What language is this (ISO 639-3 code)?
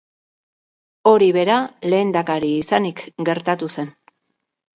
eus